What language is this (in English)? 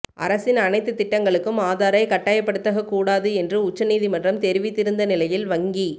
Tamil